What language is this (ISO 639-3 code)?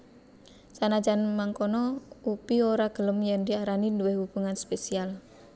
jav